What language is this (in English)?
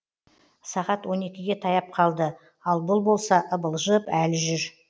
Kazakh